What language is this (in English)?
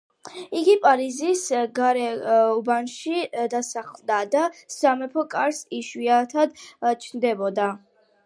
Georgian